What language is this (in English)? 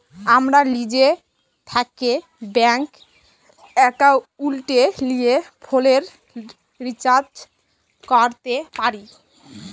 Bangla